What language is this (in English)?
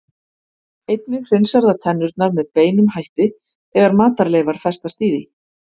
Icelandic